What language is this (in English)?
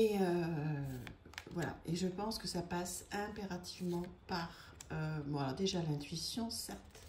French